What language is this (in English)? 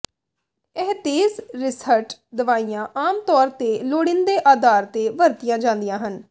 Punjabi